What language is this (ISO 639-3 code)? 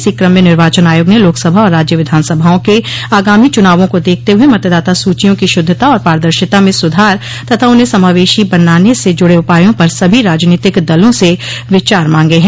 hin